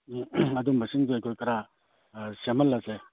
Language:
Manipuri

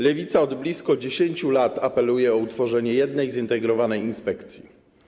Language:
Polish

